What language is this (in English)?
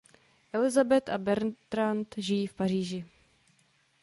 Czech